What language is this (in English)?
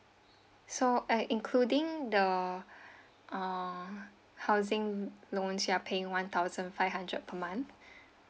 English